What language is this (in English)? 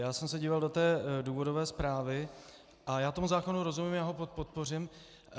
Czech